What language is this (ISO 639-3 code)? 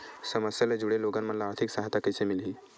hne